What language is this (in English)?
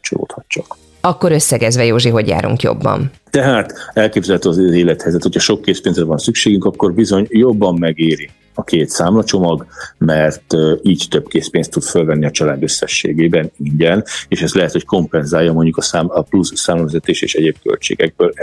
Hungarian